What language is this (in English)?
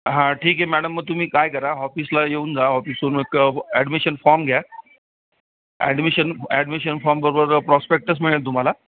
Marathi